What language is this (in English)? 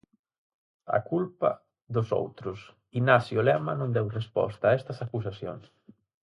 Galician